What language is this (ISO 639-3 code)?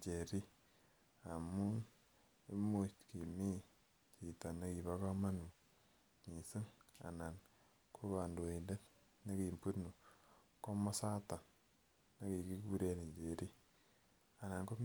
kln